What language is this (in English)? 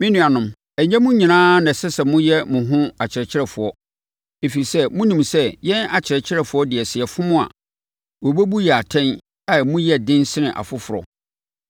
Akan